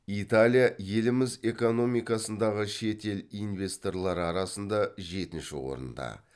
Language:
Kazakh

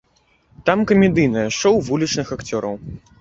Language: Belarusian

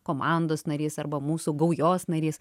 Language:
Lithuanian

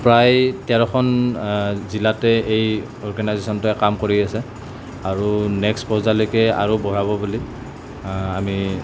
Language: Assamese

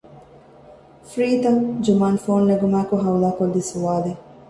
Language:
Divehi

